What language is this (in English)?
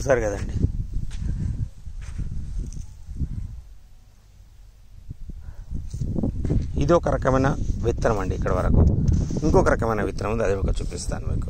Romanian